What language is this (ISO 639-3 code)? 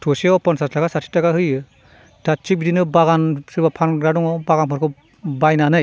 brx